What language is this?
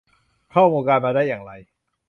Thai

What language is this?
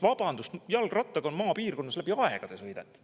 Estonian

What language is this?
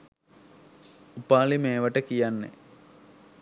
Sinhala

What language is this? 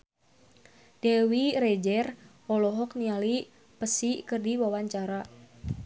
Sundanese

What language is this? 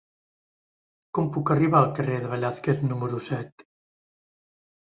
Catalan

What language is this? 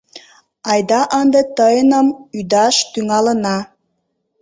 Mari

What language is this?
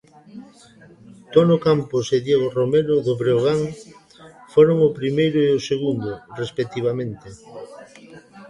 Galician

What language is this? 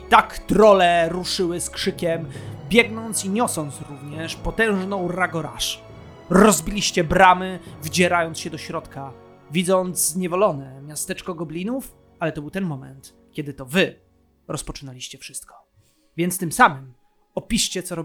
Polish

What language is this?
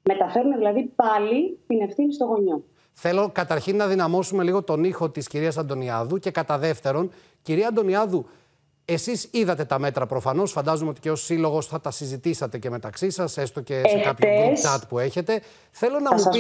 Greek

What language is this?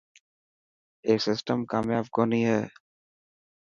Dhatki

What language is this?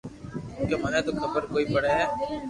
Loarki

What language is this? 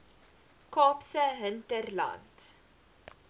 Afrikaans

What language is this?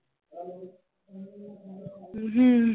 Punjabi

